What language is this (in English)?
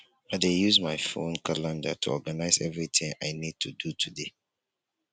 Nigerian Pidgin